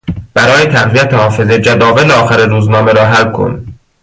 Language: Persian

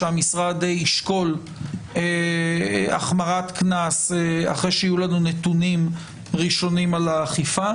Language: Hebrew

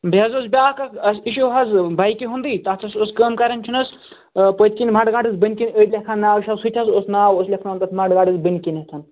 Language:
Kashmiri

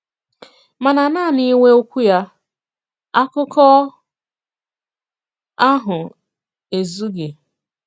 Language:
Igbo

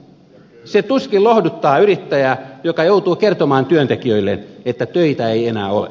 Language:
Finnish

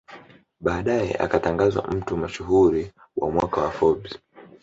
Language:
Swahili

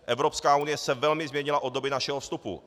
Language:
Czech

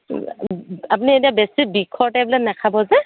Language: Assamese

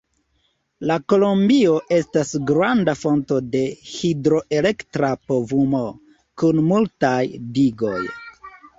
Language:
Esperanto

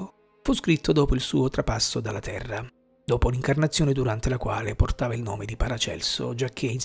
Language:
Italian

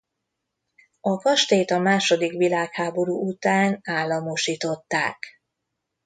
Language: Hungarian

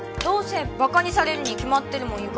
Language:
Japanese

